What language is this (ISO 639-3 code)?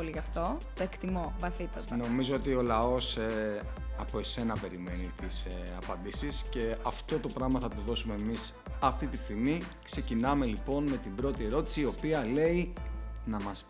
ell